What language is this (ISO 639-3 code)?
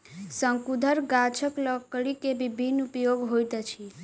mai